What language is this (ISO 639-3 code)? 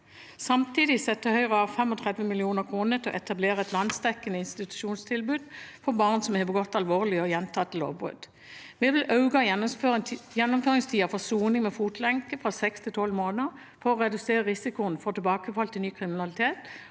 nor